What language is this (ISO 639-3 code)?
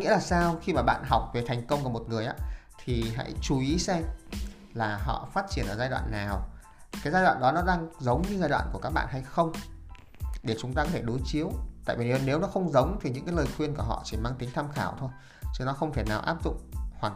vie